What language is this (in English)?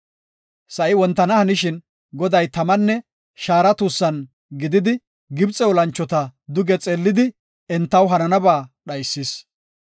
Gofa